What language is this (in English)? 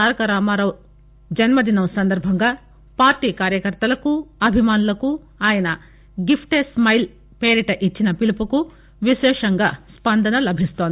Telugu